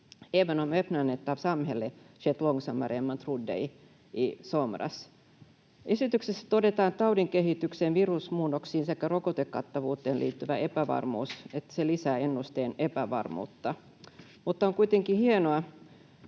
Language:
Finnish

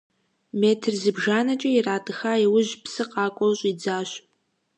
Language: Kabardian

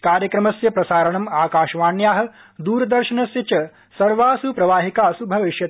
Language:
Sanskrit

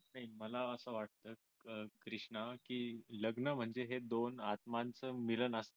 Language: Marathi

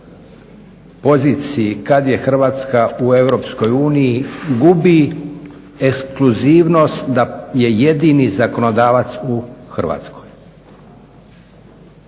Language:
Croatian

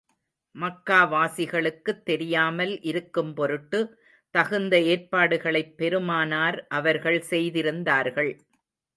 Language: Tamil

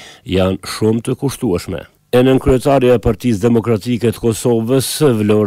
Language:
Romanian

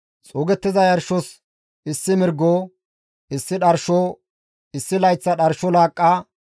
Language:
Gamo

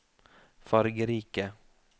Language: Norwegian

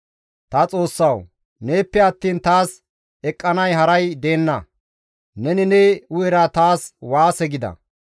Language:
Gamo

